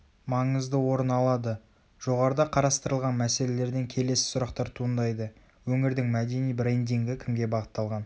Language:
Kazakh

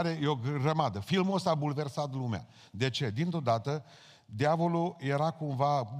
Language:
Romanian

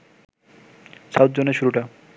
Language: Bangla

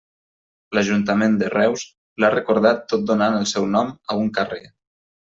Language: Catalan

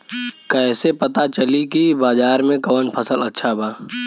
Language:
Bhojpuri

